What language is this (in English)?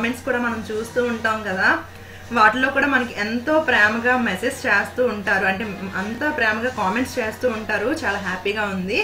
Romanian